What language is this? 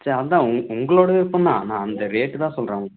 Tamil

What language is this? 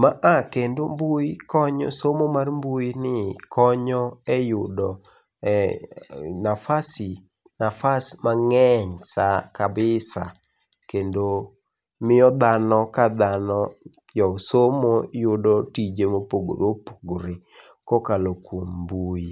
Luo (Kenya and Tanzania)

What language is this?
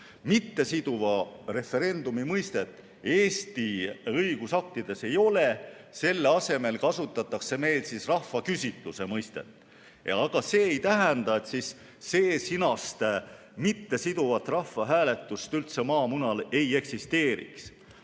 Estonian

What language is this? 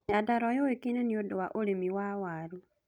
Kikuyu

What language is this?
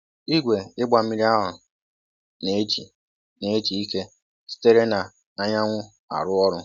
Igbo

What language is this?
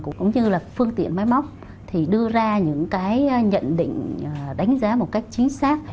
Vietnamese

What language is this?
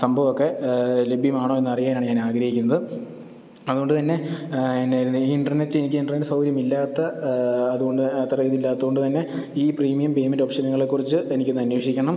Malayalam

